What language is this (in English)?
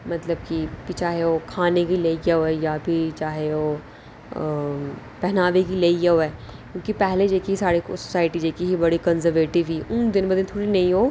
Dogri